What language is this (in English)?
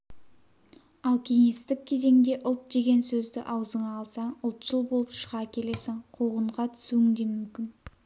Kazakh